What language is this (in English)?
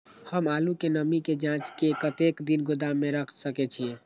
Maithili